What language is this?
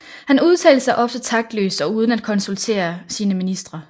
Danish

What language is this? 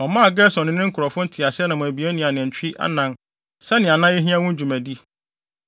Akan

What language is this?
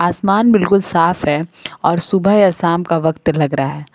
Hindi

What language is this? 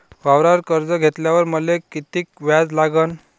Marathi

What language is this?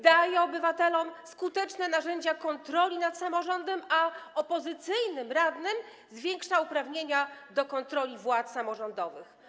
Polish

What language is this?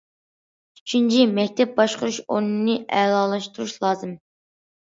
Uyghur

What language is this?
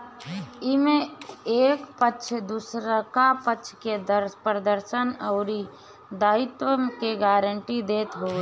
Bhojpuri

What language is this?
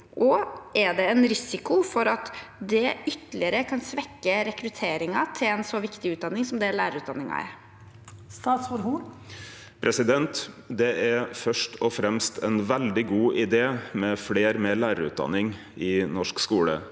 Norwegian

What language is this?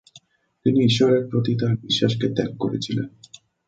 Bangla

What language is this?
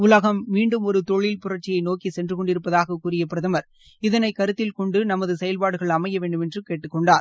Tamil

